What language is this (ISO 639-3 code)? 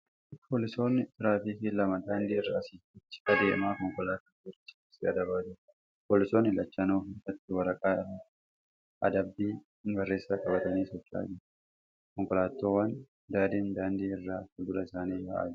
orm